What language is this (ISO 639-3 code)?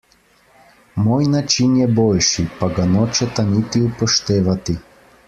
slv